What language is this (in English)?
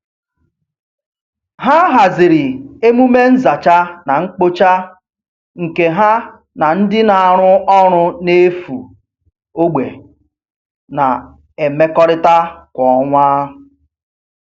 Igbo